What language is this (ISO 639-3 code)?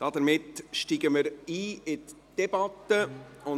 gsw